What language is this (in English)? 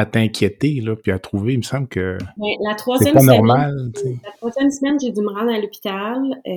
French